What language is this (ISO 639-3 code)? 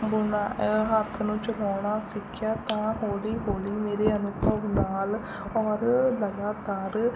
pan